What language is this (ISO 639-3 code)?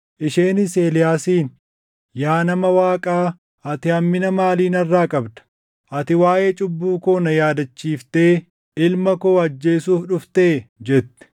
orm